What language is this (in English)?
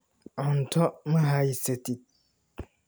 Somali